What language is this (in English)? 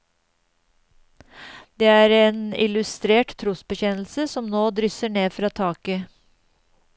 Norwegian